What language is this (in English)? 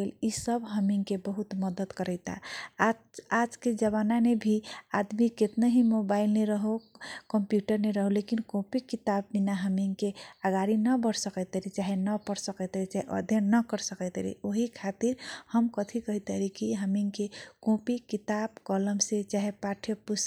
Kochila Tharu